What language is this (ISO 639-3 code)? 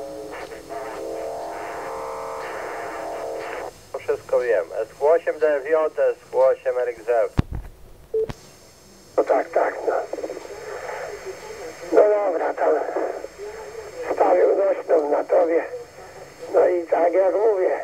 pol